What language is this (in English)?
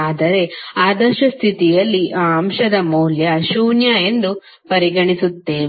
Kannada